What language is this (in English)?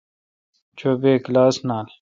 Kalkoti